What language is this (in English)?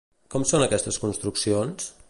Catalan